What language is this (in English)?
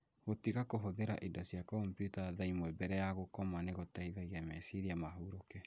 Kikuyu